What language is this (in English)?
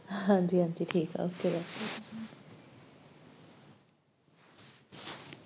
Punjabi